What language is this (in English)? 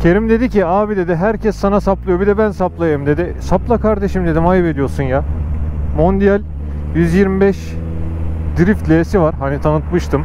Turkish